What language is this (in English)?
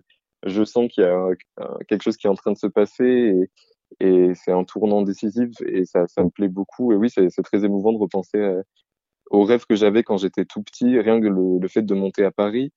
French